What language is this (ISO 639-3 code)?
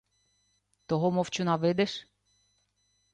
ukr